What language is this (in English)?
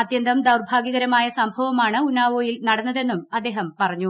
Malayalam